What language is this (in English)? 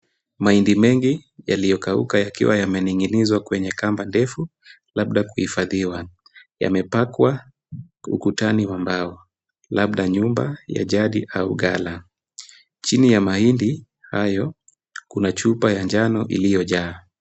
Swahili